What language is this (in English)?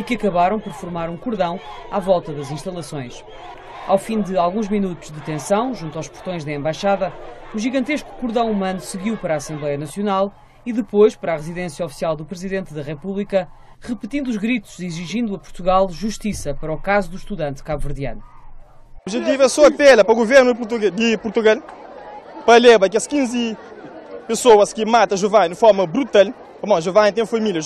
Portuguese